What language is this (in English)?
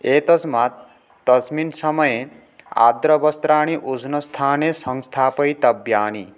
Sanskrit